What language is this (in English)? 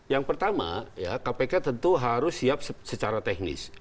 Indonesian